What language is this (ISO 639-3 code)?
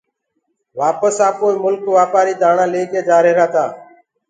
ggg